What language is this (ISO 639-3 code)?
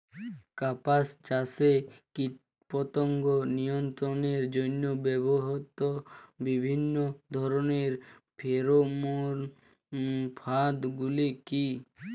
ben